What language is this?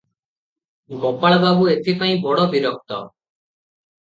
Odia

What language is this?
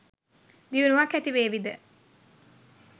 Sinhala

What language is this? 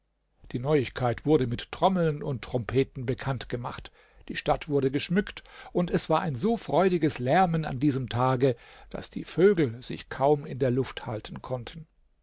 German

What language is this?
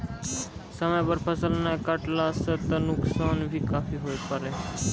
Maithili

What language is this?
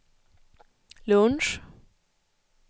Swedish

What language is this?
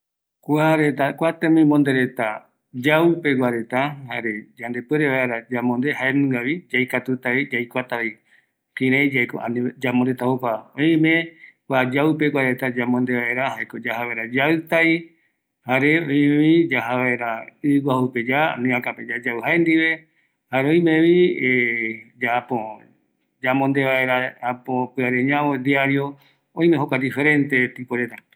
Eastern Bolivian Guaraní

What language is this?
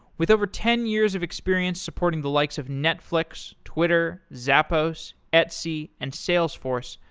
English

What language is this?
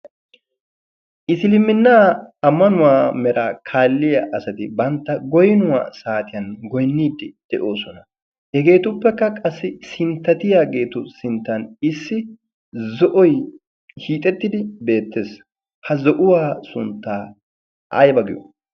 Wolaytta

